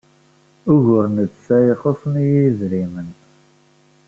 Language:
Kabyle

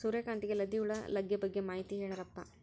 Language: Kannada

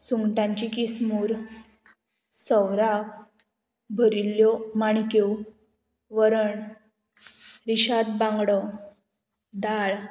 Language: Konkani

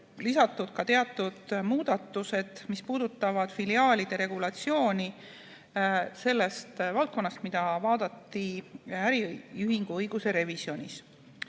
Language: Estonian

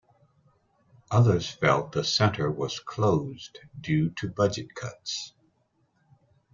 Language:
English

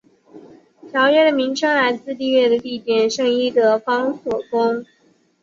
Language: Chinese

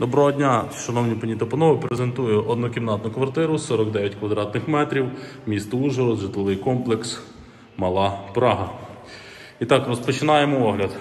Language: Ukrainian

